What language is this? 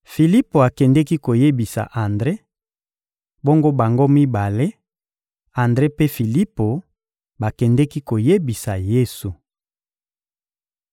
Lingala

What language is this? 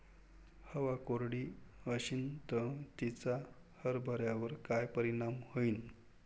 Marathi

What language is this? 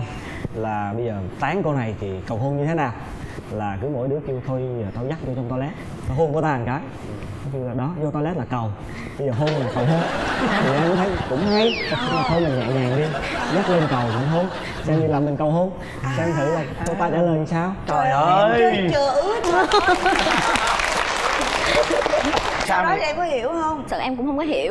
Vietnamese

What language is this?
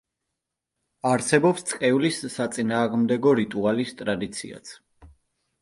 Georgian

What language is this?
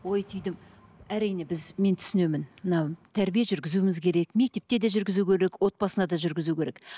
Kazakh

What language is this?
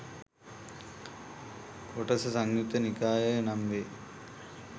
Sinhala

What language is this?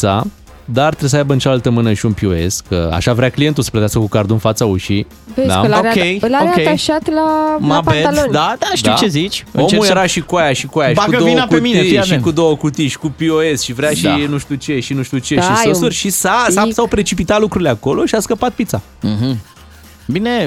Romanian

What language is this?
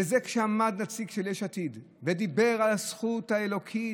Hebrew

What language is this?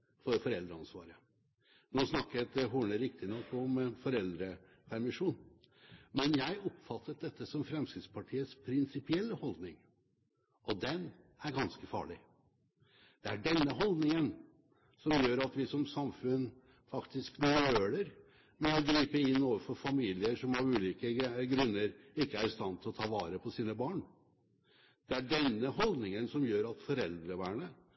Norwegian Bokmål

